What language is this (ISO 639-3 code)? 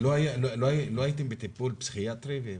heb